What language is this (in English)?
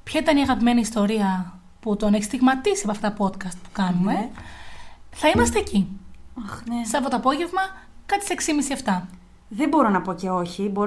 Greek